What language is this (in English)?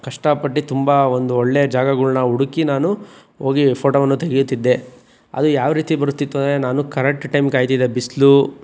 Kannada